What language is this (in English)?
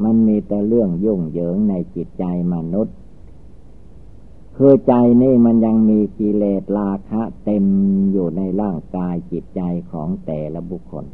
Thai